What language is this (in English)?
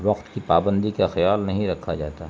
Urdu